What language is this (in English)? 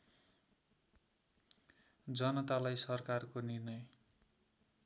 Nepali